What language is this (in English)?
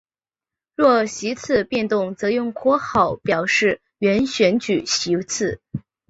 Chinese